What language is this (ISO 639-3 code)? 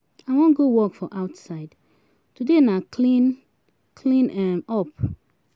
pcm